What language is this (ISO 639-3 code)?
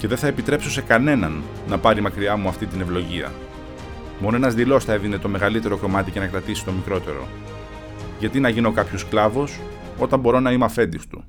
ell